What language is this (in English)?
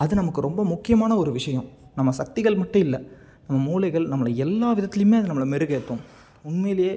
Tamil